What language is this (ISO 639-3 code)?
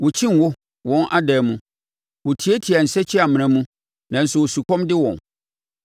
aka